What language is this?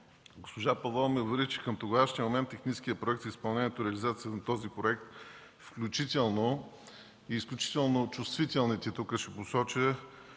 Bulgarian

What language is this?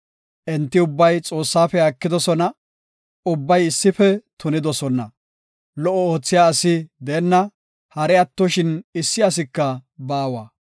Gofa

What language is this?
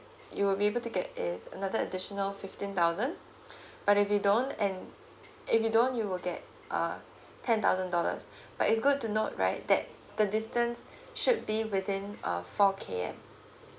English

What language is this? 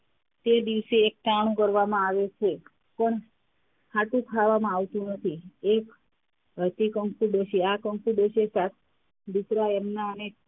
Gujarati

